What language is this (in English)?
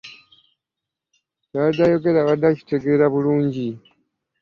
Ganda